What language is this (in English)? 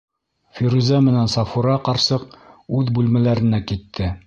Bashkir